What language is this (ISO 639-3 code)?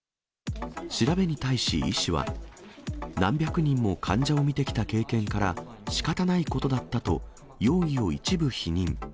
jpn